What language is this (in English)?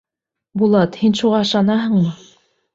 Bashkir